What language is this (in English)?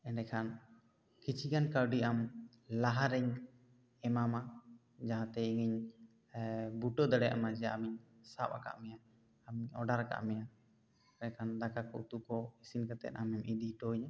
Santali